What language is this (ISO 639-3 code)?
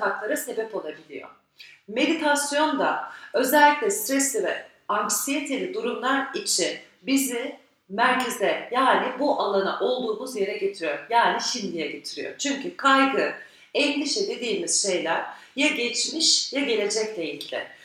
tur